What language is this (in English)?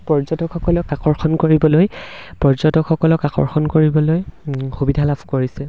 Assamese